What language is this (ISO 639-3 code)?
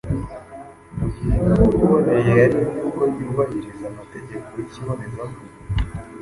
kin